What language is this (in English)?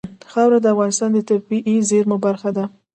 Pashto